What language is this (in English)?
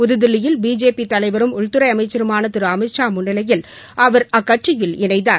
Tamil